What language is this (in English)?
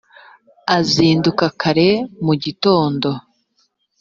Kinyarwanda